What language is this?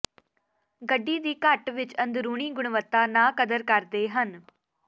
Punjabi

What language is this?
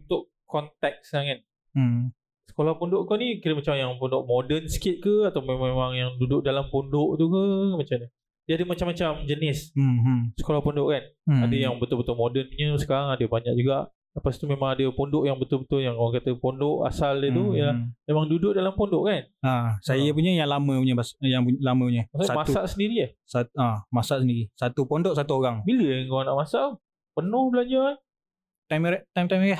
Malay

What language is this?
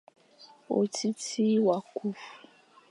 Fang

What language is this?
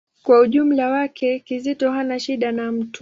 Swahili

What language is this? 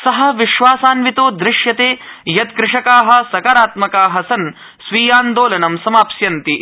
Sanskrit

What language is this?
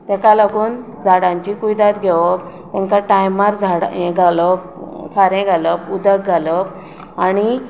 Konkani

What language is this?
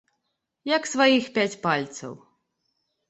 Belarusian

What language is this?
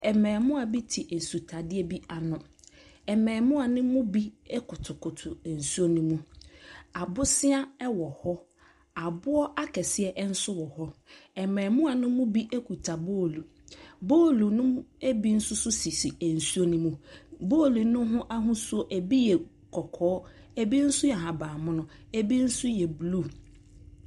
Akan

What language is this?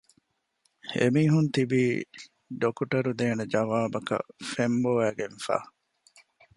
Divehi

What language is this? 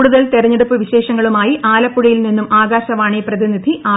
Malayalam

